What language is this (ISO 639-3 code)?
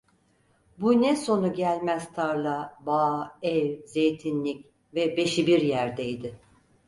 tur